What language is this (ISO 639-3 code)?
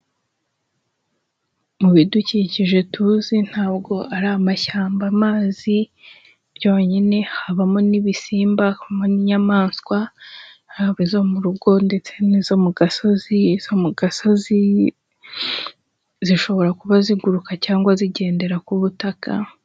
kin